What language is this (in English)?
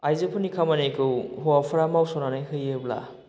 Bodo